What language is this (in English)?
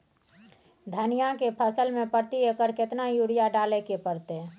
Maithili